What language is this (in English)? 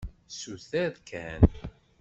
Kabyle